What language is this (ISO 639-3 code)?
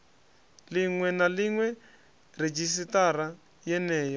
ven